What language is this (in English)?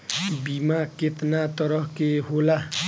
Bhojpuri